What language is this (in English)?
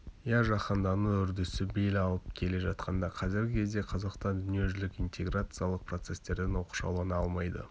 Kazakh